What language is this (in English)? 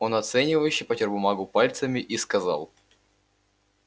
Russian